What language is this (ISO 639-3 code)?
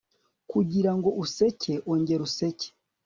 kin